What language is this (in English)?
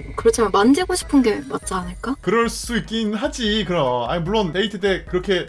Korean